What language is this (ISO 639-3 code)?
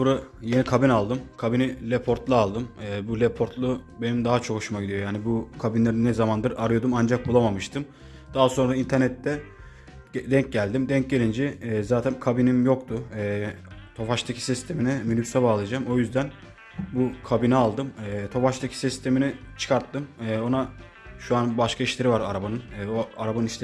tur